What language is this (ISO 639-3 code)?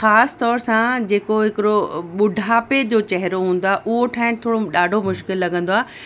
snd